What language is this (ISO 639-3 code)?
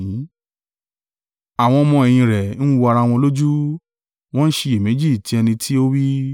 yor